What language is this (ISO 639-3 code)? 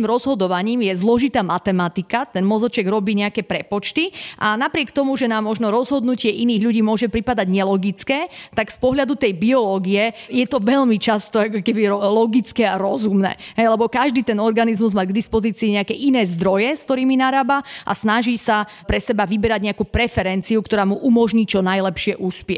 slk